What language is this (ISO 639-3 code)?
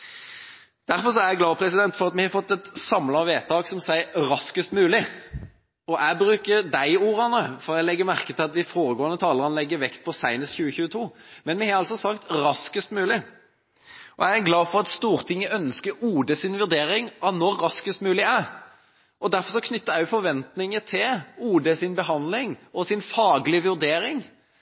nob